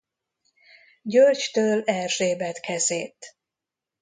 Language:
Hungarian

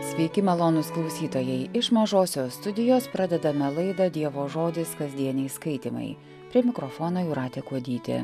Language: Lithuanian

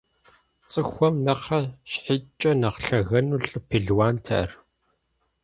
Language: Kabardian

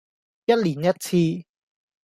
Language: Cantonese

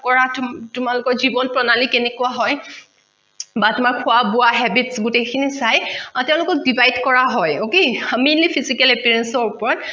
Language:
Assamese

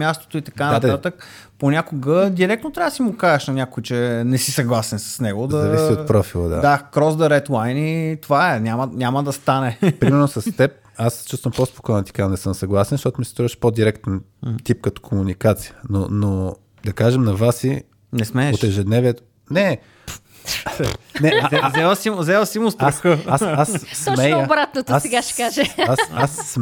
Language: Bulgarian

